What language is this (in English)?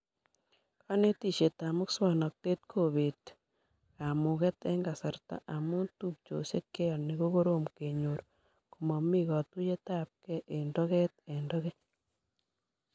Kalenjin